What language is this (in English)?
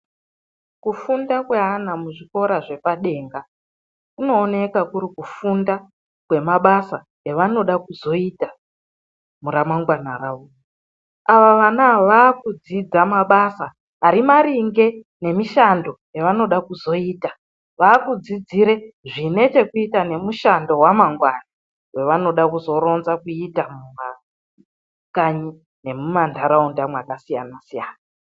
Ndau